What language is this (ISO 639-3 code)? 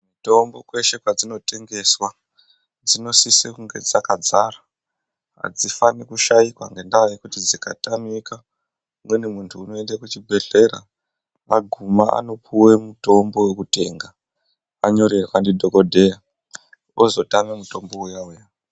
ndc